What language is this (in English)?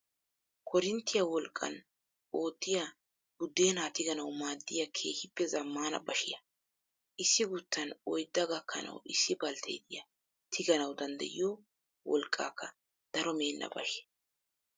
Wolaytta